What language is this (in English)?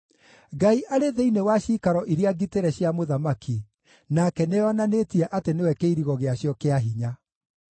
Kikuyu